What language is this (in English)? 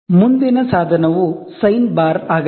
Kannada